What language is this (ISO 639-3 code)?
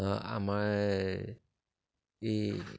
asm